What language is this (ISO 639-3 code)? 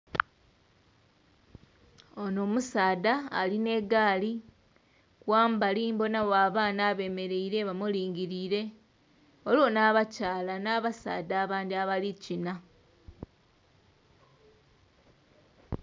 xog